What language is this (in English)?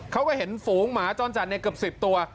Thai